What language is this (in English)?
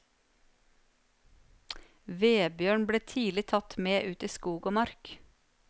Norwegian